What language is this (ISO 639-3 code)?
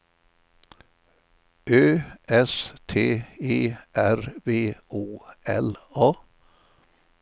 swe